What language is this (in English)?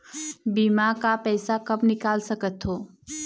Chhattisgarhi